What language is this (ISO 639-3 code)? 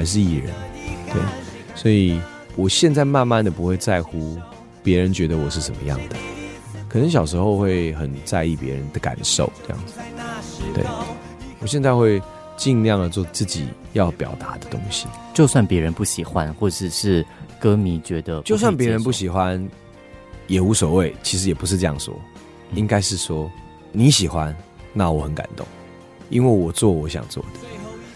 zho